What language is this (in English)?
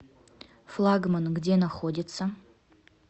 Russian